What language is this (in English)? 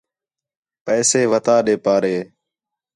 Khetrani